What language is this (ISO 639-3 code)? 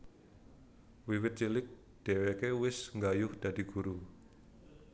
jav